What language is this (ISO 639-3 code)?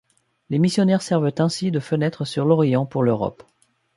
fra